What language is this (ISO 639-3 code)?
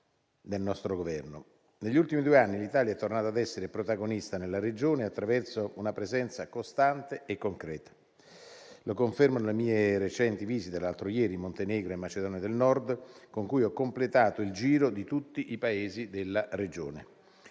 ita